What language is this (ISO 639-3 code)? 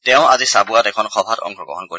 asm